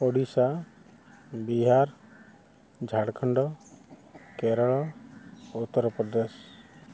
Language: Odia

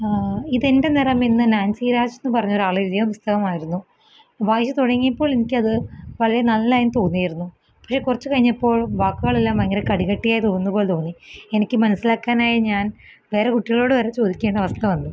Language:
Malayalam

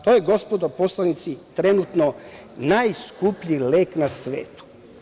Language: Serbian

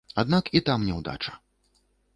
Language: Belarusian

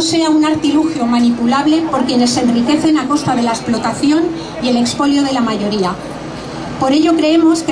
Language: Spanish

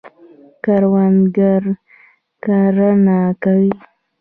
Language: Pashto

